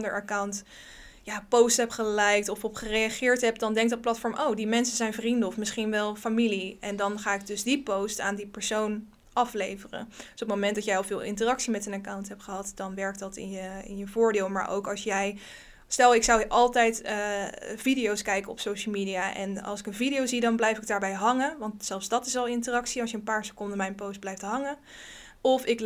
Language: Dutch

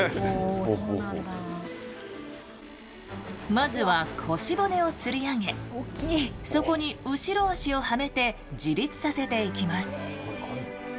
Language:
Japanese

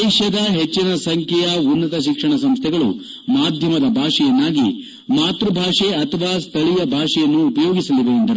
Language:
Kannada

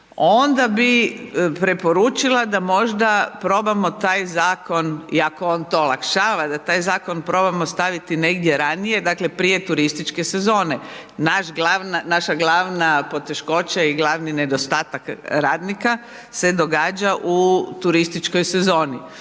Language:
Croatian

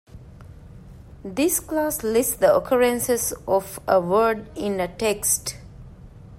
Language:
English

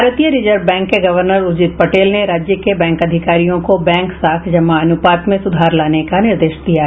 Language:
Hindi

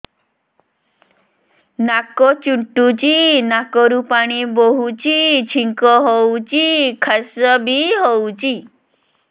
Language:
Odia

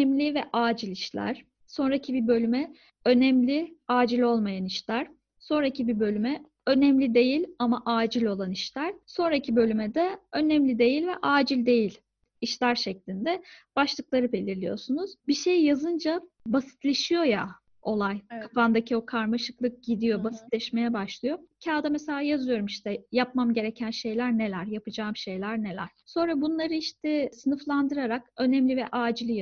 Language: Turkish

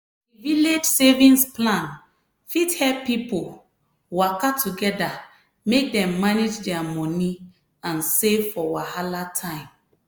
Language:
Nigerian Pidgin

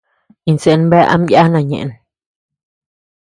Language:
Tepeuxila Cuicatec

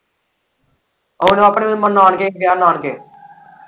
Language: Punjabi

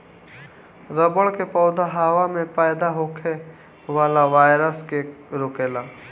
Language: Bhojpuri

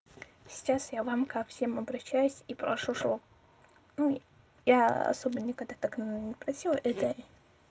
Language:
Russian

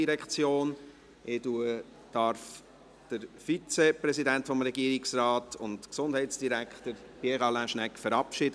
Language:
Swiss German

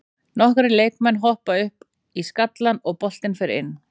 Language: Icelandic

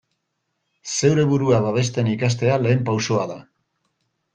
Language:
Basque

